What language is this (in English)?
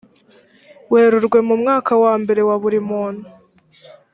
Kinyarwanda